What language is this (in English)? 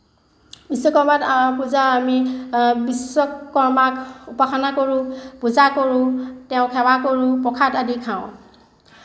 Assamese